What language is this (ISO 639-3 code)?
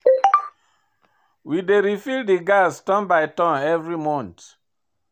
pcm